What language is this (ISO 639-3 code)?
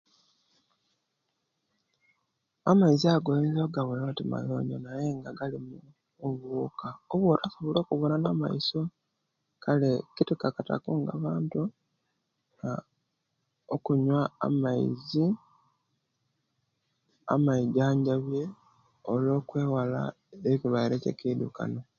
lke